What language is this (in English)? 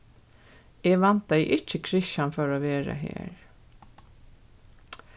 Faroese